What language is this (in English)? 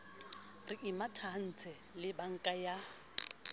Southern Sotho